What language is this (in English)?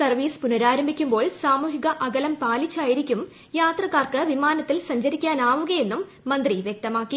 Malayalam